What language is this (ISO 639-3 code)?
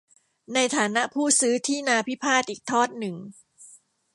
tha